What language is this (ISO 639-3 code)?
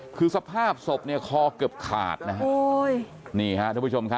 tha